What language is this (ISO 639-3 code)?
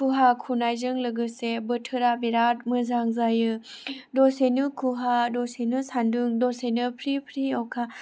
brx